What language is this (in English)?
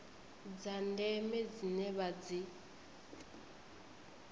Venda